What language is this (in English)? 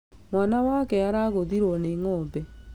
Kikuyu